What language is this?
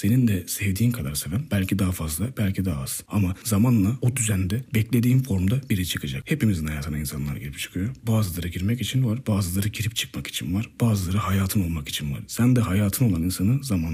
Turkish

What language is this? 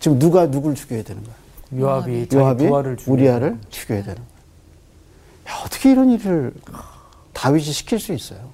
Korean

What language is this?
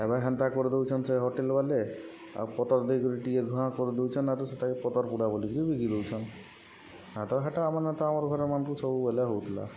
Odia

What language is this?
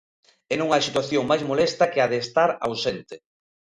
Galician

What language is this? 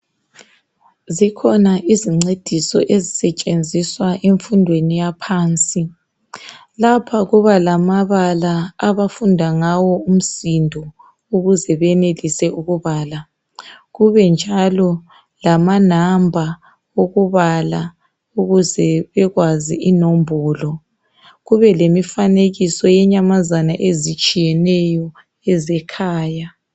North Ndebele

